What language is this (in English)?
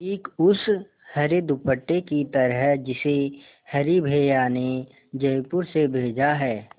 Hindi